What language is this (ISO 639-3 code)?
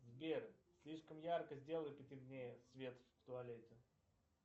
rus